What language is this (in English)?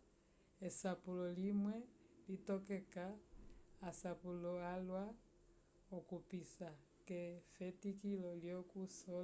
Umbundu